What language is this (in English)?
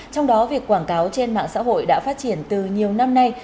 Vietnamese